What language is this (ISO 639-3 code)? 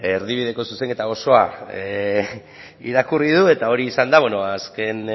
eus